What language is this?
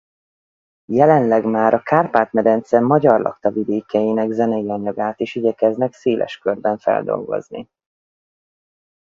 Hungarian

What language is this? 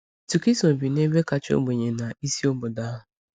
Igbo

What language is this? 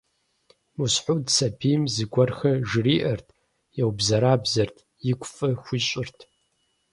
Kabardian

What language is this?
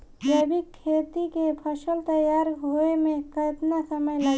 Bhojpuri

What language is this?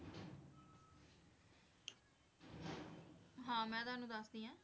Punjabi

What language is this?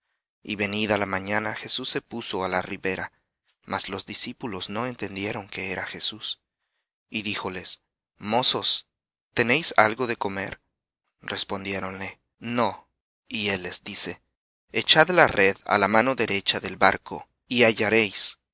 Spanish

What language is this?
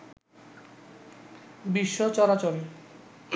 Bangla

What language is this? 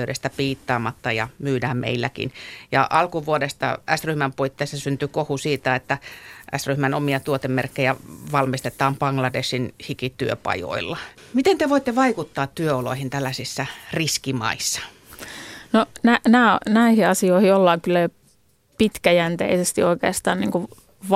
Finnish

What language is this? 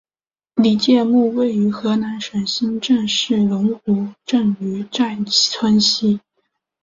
Chinese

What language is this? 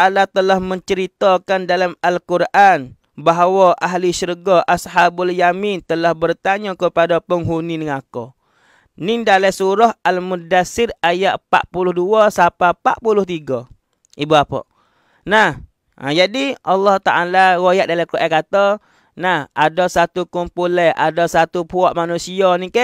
Malay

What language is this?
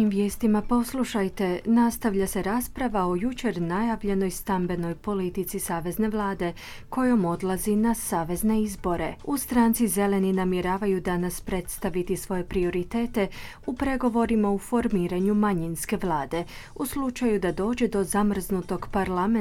Croatian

